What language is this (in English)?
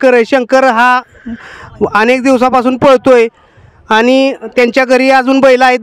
Arabic